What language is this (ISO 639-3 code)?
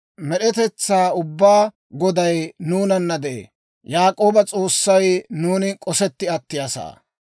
dwr